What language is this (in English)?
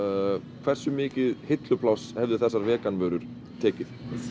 Icelandic